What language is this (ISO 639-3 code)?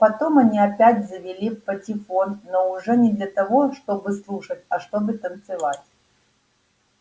rus